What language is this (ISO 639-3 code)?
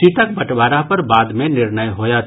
mai